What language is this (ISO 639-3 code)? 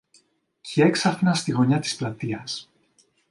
ell